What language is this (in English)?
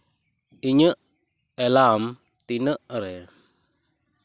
Santali